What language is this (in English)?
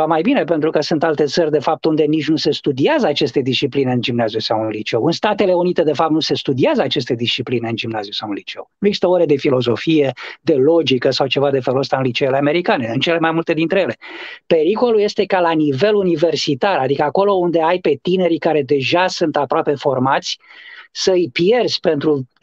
Romanian